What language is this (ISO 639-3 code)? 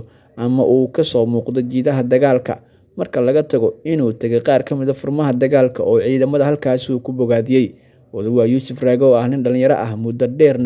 ara